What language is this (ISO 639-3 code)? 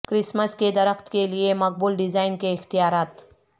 urd